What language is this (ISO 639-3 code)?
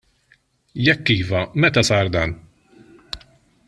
mlt